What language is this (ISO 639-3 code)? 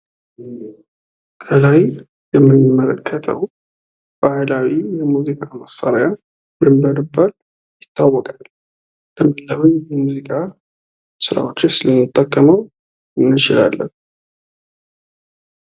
amh